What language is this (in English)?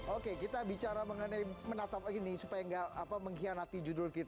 Indonesian